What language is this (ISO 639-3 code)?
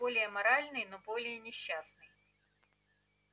rus